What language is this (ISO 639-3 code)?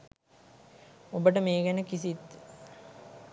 sin